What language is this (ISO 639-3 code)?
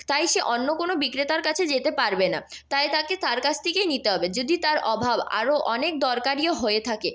ben